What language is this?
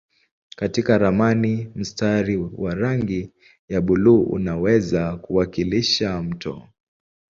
Swahili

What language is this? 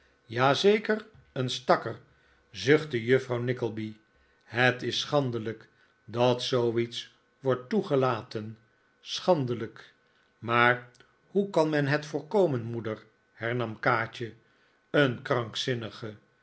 Dutch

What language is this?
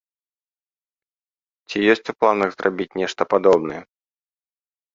Belarusian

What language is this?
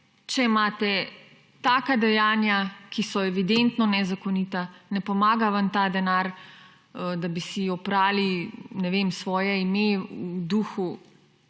Slovenian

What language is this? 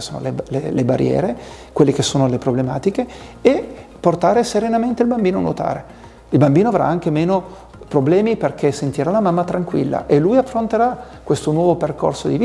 Italian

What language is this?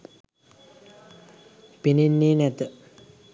Sinhala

